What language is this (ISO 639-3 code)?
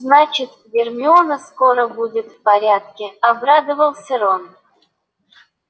rus